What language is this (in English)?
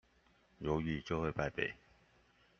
Chinese